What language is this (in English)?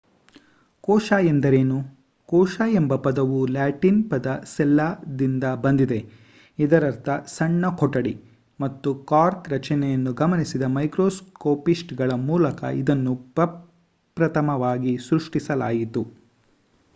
Kannada